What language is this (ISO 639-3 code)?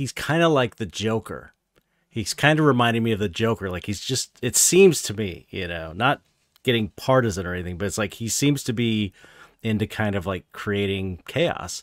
eng